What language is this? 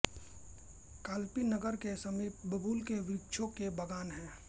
Hindi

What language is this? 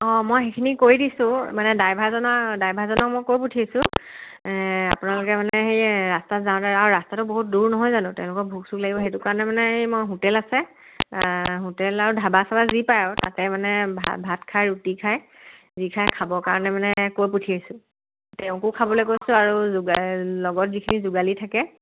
Assamese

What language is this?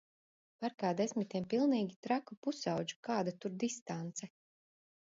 Latvian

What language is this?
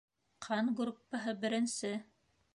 Bashkir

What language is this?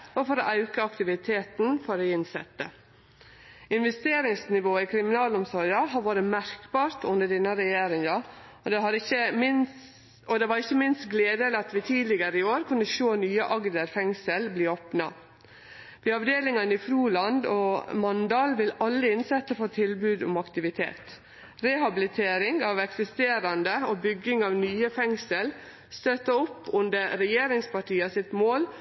Norwegian Nynorsk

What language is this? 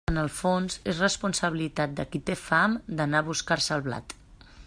Catalan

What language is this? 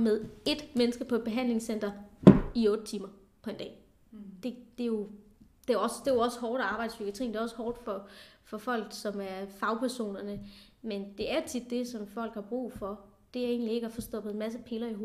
Danish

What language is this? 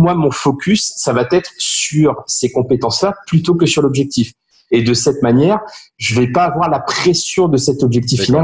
French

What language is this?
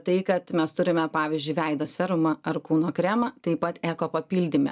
Lithuanian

